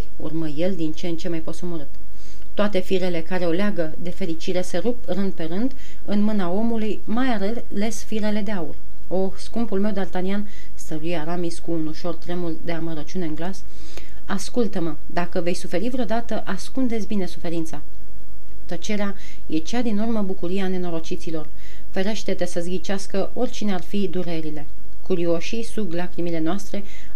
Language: Romanian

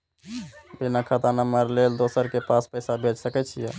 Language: Maithili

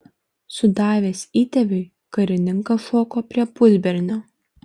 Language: Lithuanian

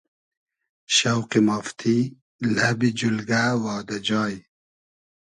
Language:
Hazaragi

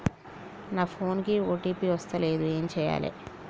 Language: Telugu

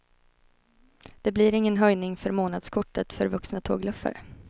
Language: Swedish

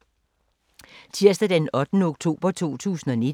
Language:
Danish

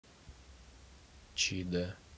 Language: Russian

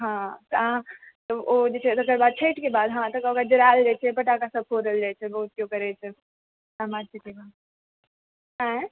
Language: Maithili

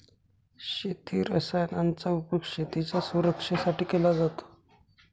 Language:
Marathi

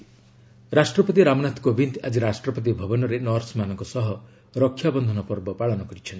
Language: Odia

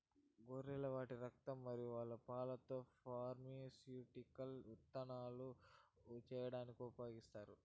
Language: Telugu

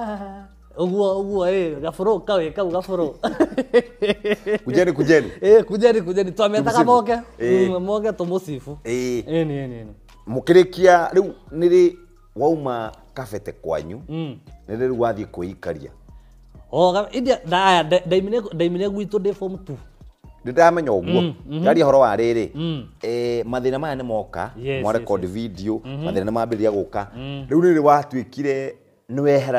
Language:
Swahili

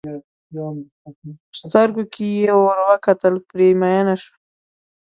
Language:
Pashto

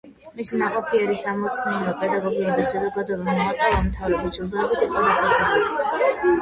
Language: Georgian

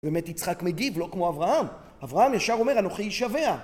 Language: Hebrew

